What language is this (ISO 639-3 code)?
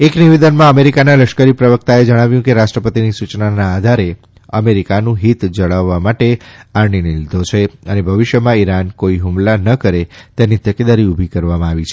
guj